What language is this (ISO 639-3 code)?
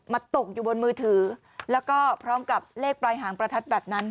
tha